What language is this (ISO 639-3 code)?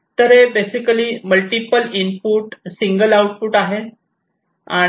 mar